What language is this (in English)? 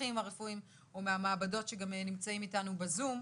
Hebrew